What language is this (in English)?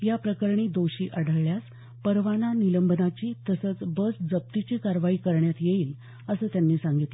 Marathi